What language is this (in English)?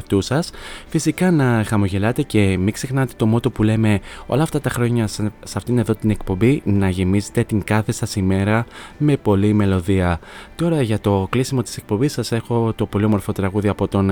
Greek